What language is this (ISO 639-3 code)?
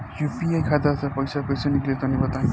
bho